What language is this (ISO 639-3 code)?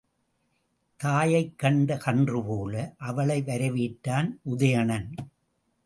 tam